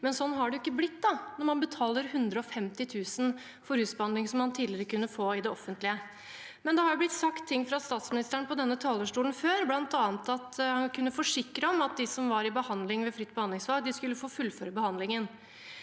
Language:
Norwegian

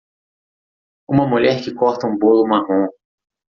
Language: Portuguese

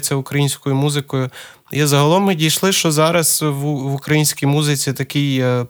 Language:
Ukrainian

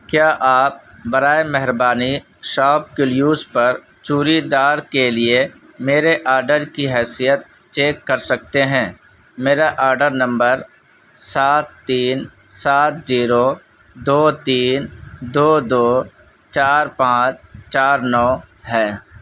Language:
Urdu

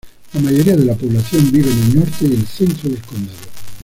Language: Spanish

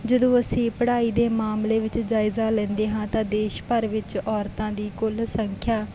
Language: Punjabi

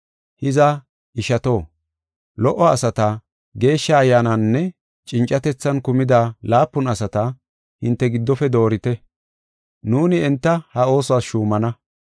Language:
Gofa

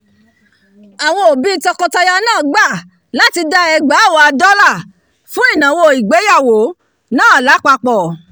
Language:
Yoruba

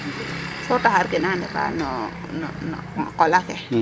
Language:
Serer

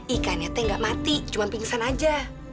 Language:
Indonesian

